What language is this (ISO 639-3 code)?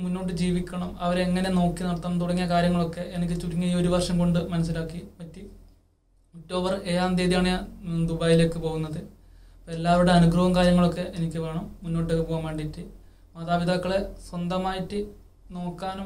tur